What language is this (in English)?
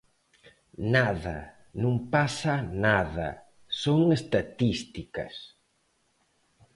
Galician